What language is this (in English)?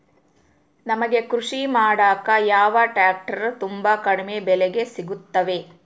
Kannada